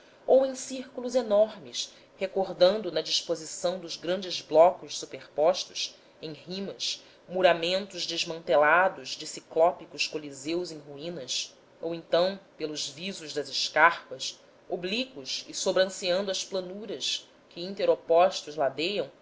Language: Portuguese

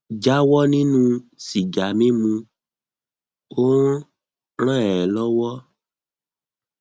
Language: Yoruba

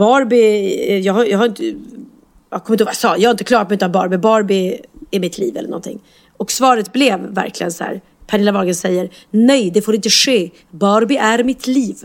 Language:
Swedish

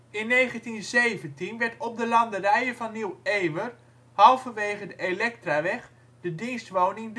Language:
Dutch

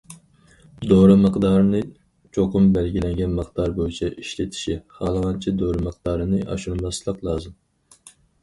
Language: Uyghur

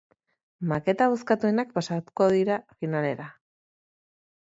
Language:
Basque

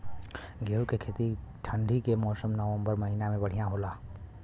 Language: Bhojpuri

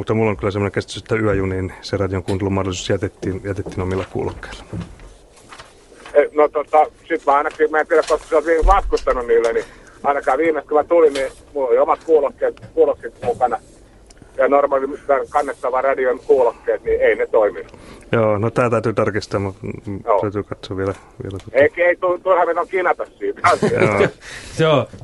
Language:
Finnish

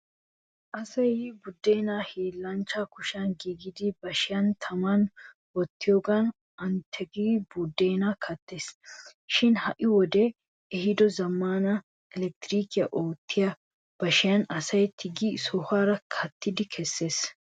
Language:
Wolaytta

